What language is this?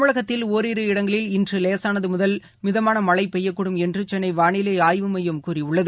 Tamil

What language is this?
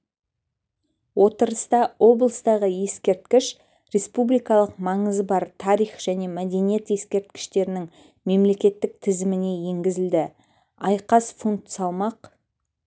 Kazakh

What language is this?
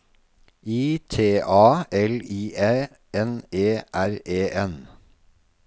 Norwegian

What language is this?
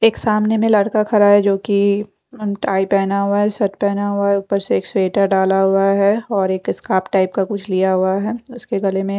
Hindi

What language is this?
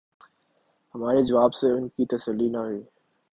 Urdu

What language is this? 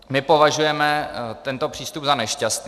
Czech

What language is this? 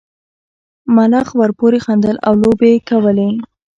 Pashto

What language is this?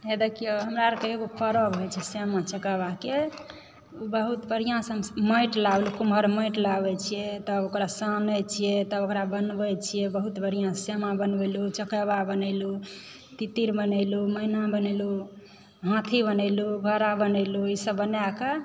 Maithili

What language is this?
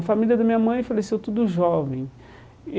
Portuguese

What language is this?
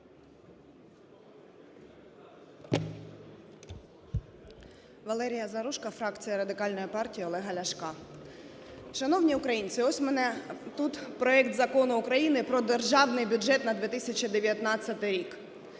Ukrainian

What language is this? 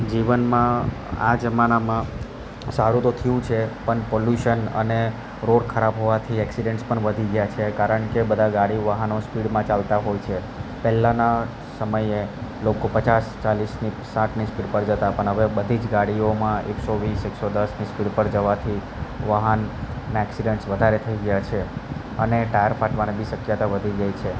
Gujarati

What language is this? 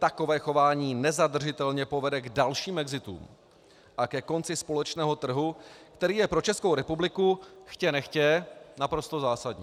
Czech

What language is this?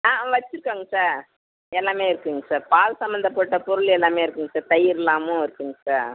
Tamil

